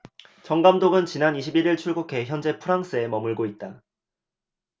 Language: Korean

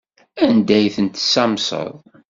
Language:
Kabyle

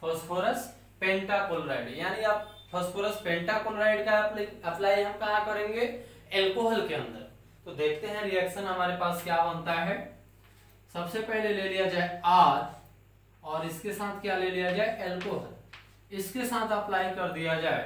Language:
Hindi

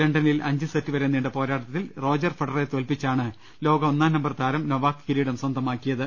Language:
Malayalam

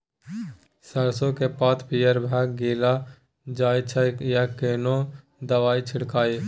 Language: Maithili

